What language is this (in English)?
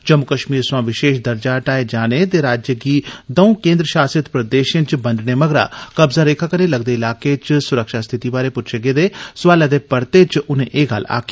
Dogri